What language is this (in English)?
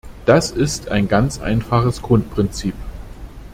German